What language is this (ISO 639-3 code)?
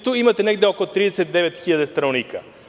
srp